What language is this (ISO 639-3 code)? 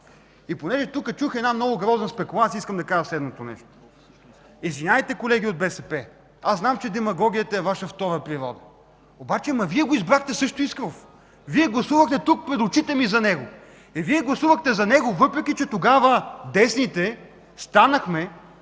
bul